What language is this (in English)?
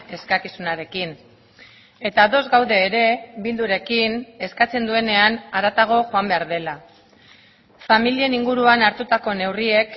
Basque